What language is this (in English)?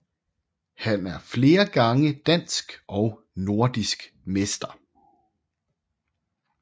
Danish